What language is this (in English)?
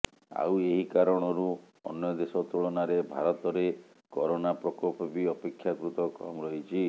Odia